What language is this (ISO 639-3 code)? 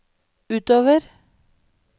nor